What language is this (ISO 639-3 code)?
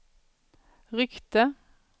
swe